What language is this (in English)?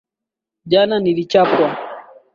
Swahili